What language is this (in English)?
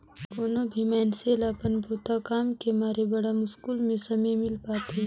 Chhattisgarhi